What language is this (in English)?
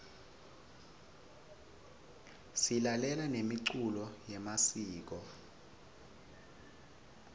Swati